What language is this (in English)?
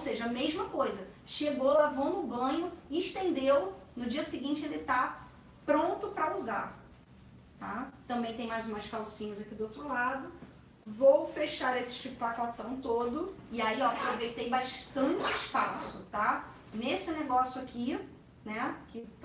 Portuguese